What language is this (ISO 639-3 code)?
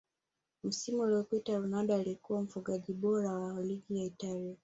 swa